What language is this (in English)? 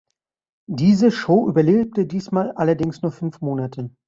German